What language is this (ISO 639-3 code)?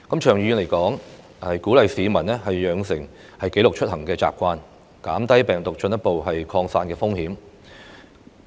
yue